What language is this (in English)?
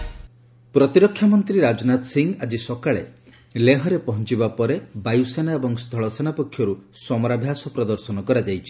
Odia